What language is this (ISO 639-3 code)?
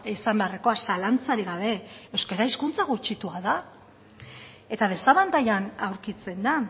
eus